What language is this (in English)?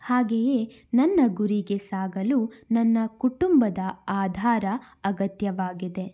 Kannada